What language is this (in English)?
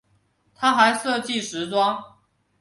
Chinese